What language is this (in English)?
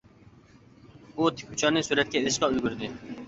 Uyghur